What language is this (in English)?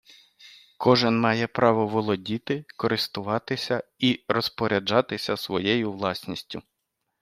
Ukrainian